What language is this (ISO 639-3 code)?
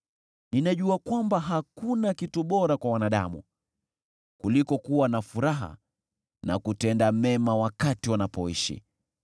swa